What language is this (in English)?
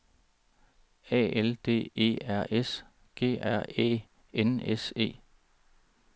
Danish